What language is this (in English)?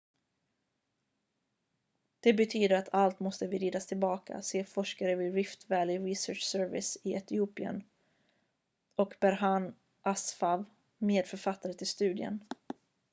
Swedish